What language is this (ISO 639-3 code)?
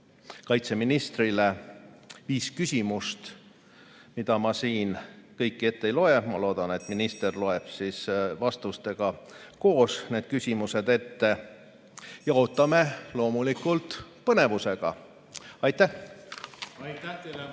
est